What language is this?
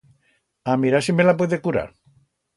Aragonese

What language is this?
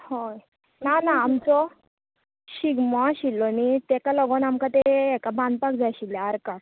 Konkani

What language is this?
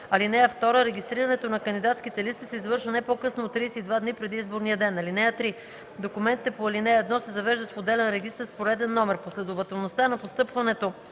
Bulgarian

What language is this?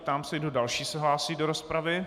Czech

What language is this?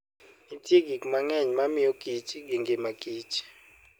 Luo (Kenya and Tanzania)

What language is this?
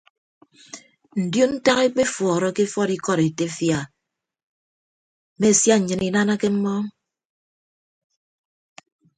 Ibibio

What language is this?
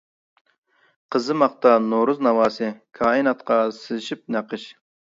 Uyghur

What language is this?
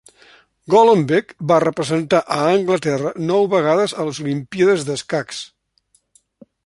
Catalan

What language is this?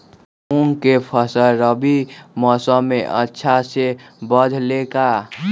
Magahi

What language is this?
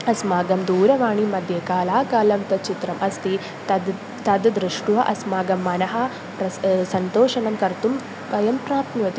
Sanskrit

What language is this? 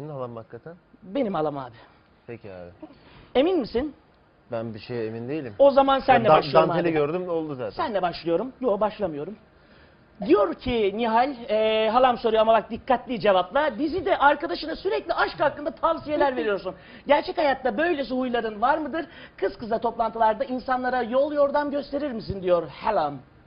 Turkish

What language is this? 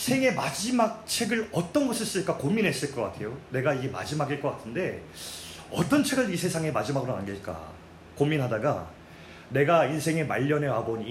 Korean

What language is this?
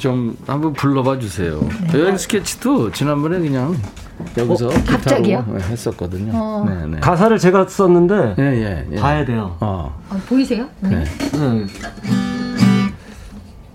Korean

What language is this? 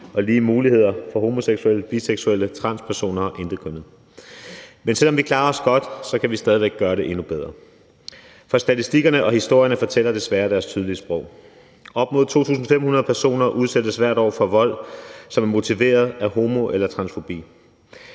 Danish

